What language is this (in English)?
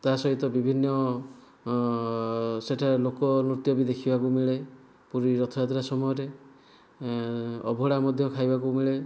Odia